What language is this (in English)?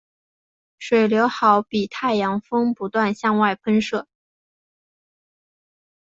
Chinese